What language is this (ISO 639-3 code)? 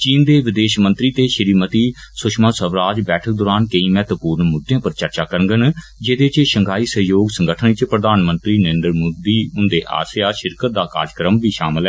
doi